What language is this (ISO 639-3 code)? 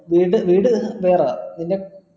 mal